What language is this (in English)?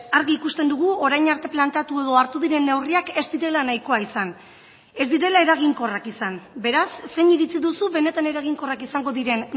Basque